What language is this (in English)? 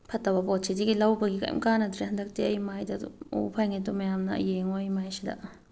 Manipuri